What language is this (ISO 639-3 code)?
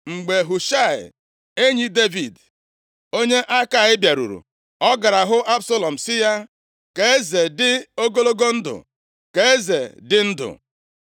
ibo